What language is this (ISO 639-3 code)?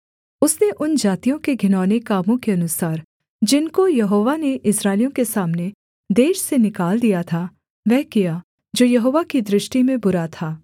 hin